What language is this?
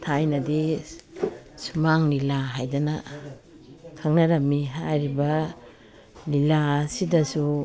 Manipuri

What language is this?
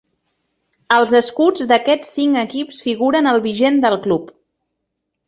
Catalan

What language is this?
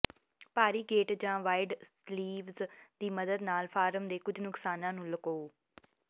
Punjabi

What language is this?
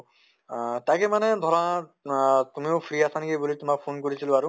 Assamese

